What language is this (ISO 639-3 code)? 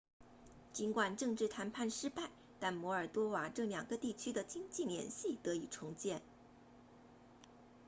zho